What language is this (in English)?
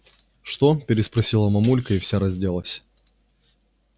Russian